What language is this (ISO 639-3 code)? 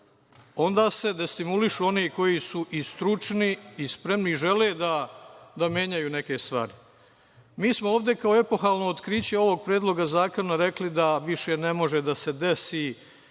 srp